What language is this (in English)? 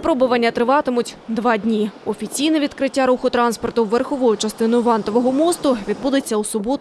Ukrainian